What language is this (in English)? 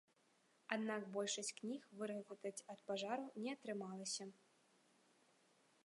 Belarusian